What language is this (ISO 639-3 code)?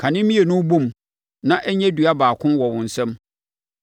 aka